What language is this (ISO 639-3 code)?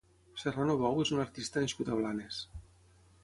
cat